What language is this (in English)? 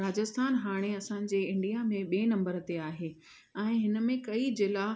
Sindhi